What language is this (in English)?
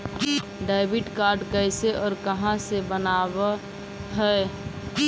Magahi